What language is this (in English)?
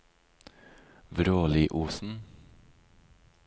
Norwegian